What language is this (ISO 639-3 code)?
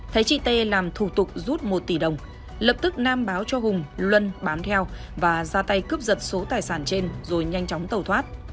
vie